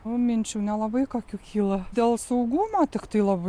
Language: Lithuanian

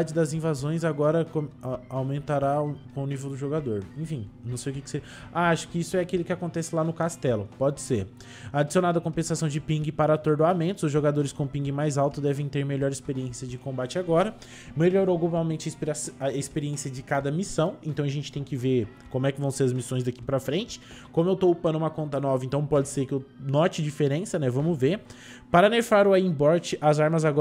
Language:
Portuguese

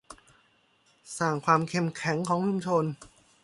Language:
Thai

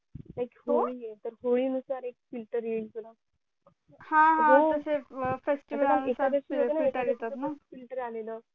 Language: Marathi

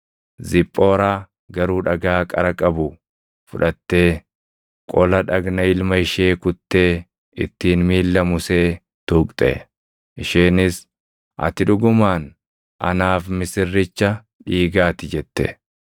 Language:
Oromo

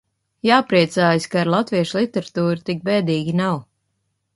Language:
Latvian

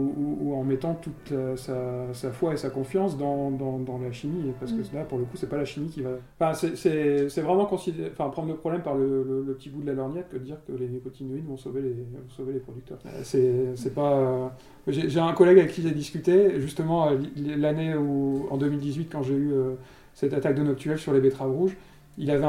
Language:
French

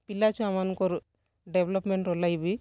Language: Odia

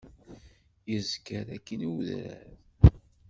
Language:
Kabyle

